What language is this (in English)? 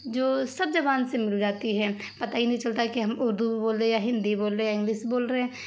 Urdu